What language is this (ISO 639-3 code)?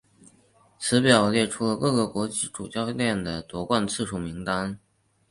zho